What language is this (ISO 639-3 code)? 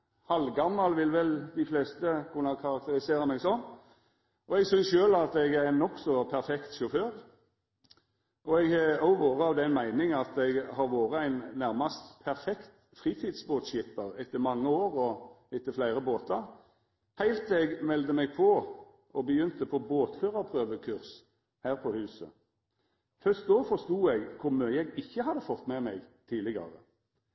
nno